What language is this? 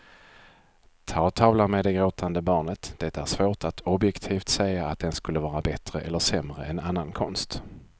Swedish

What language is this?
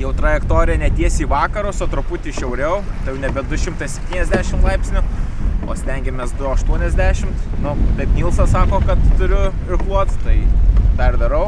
Lithuanian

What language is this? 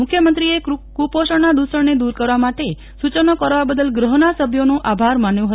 Gujarati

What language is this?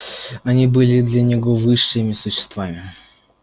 Russian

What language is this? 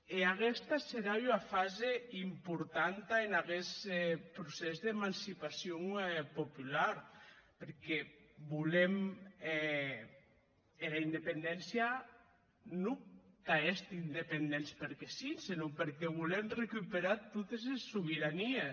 Catalan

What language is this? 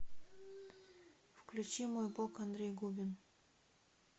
Russian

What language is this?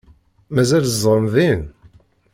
Kabyle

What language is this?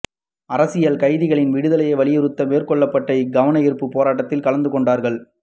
Tamil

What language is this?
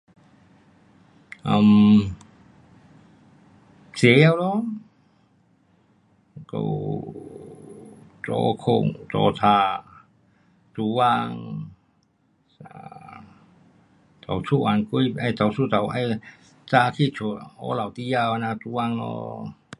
Pu-Xian Chinese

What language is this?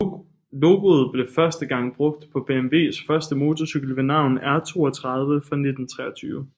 Danish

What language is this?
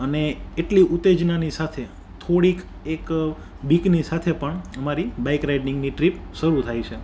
Gujarati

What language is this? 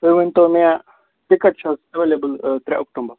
Kashmiri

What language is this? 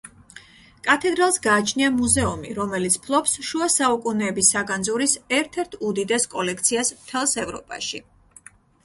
Georgian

